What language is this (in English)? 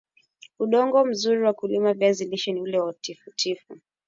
Swahili